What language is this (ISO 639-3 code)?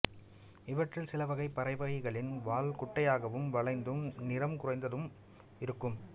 tam